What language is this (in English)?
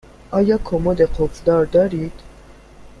Persian